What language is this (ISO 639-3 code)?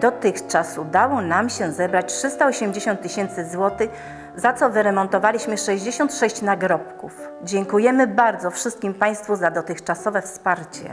pol